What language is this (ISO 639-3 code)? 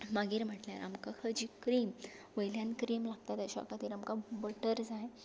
kok